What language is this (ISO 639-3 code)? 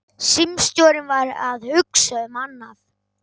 isl